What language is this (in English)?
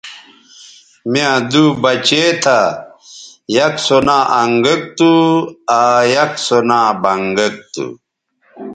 Bateri